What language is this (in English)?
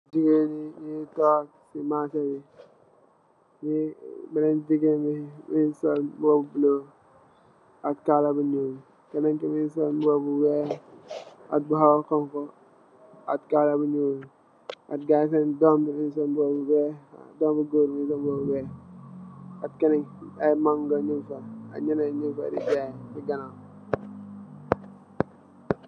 Wolof